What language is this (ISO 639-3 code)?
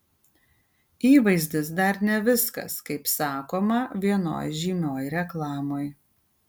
lit